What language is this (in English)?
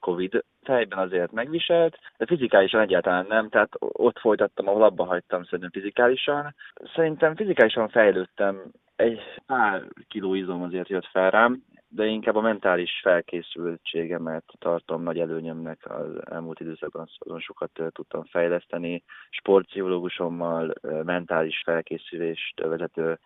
Hungarian